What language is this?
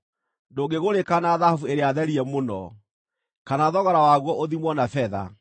Kikuyu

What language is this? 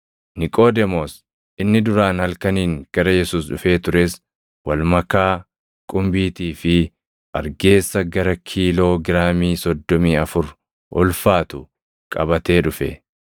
Oromo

